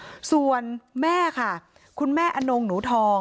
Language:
Thai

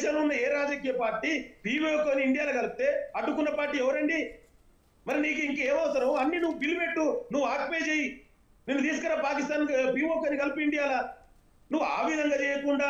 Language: Telugu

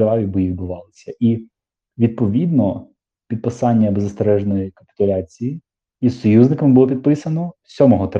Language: Ukrainian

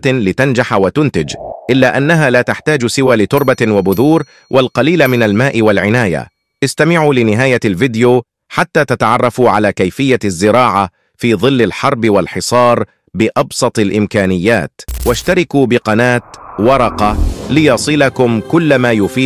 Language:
Arabic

